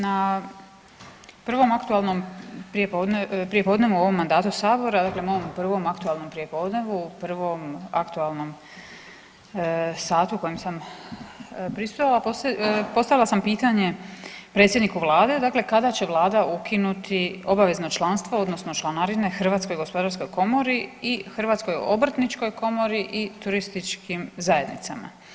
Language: Croatian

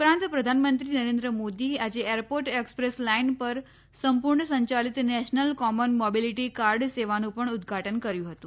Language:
Gujarati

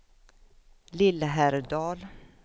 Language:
Swedish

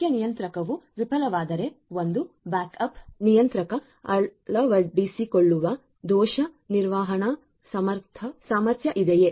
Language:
Kannada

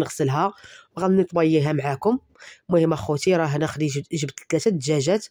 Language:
Arabic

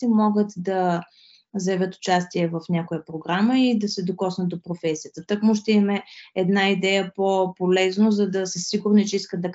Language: Bulgarian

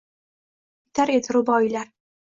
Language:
Uzbek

